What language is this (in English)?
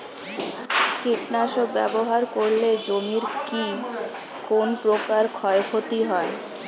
Bangla